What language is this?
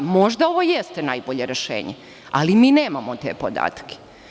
Serbian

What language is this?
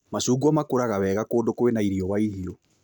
Kikuyu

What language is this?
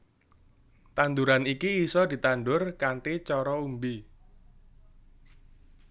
Javanese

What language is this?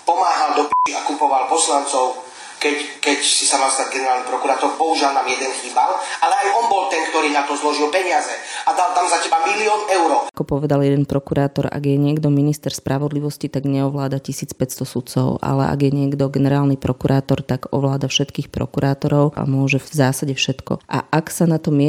Slovak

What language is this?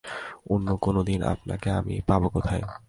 Bangla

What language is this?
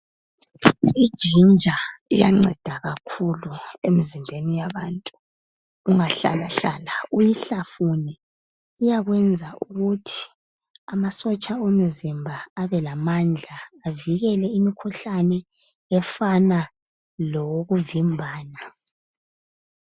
North Ndebele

